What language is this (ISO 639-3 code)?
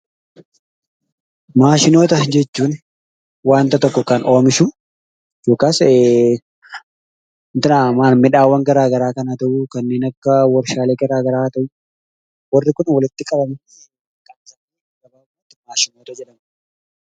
orm